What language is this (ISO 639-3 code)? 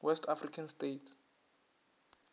nso